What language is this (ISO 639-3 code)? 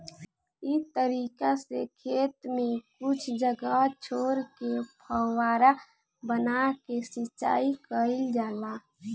bho